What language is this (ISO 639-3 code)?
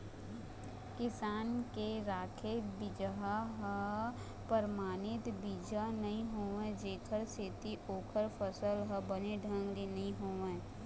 hne